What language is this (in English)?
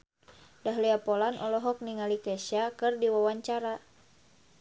Sundanese